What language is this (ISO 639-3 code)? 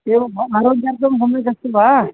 san